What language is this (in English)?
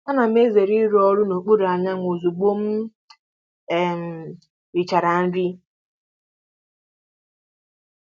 Igbo